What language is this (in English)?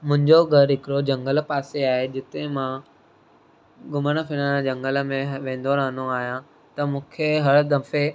Sindhi